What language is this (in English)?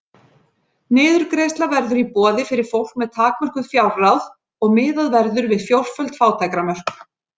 Icelandic